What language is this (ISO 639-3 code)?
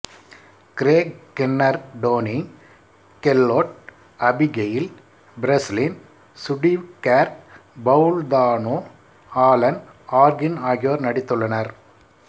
tam